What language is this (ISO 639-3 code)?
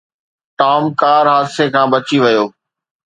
snd